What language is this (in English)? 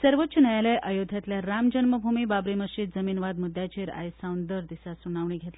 Konkani